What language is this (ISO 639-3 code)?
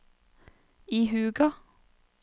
nor